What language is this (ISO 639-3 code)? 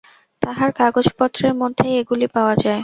ben